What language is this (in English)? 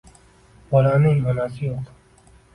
Uzbek